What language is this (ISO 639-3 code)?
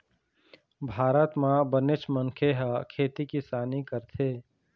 hne